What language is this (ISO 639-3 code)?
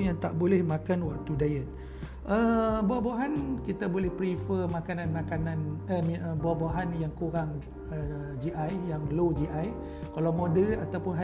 msa